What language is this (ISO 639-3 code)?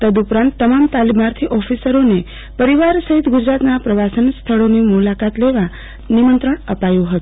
guj